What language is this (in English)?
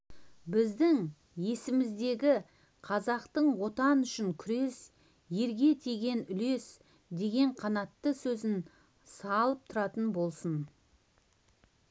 Kazakh